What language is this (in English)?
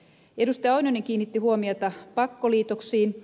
Finnish